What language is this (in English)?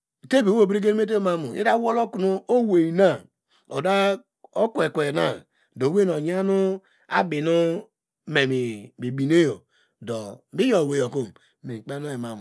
Degema